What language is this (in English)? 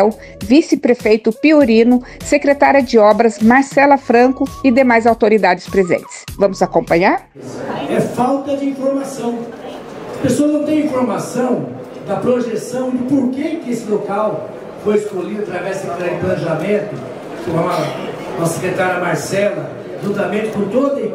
Portuguese